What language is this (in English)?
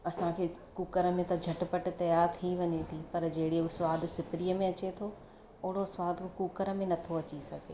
Sindhi